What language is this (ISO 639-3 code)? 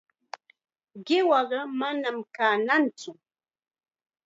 qxa